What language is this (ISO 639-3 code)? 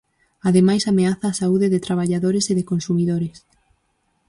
glg